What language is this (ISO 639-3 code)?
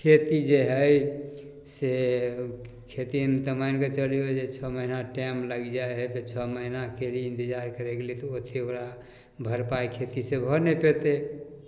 mai